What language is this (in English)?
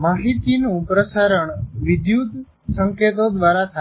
Gujarati